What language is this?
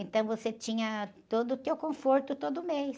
Portuguese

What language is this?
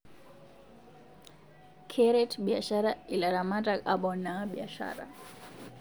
Masai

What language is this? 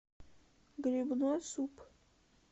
Russian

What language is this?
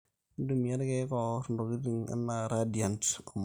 Masai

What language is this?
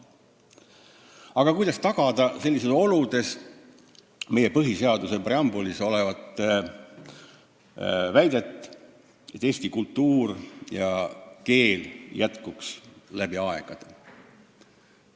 Estonian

